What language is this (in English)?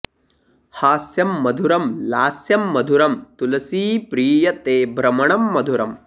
Sanskrit